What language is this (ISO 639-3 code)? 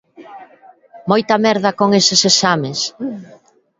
glg